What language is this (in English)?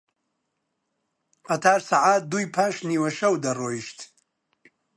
Central Kurdish